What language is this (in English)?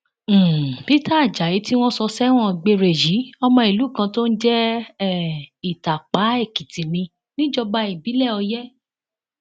Yoruba